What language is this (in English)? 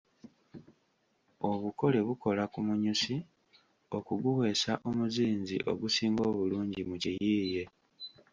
Ganda